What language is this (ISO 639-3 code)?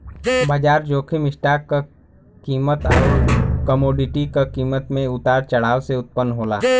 bho